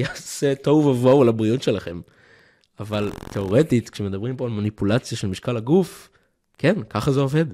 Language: Hebrew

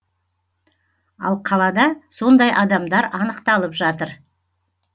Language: Kazakh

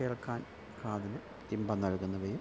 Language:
Malayalam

